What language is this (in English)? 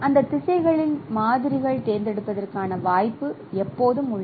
Tamil